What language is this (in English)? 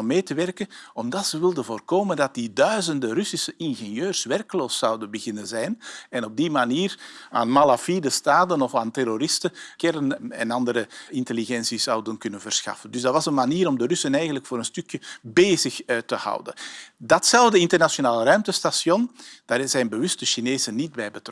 Dutch